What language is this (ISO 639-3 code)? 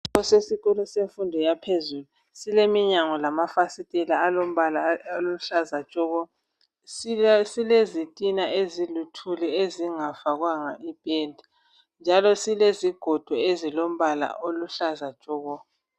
nde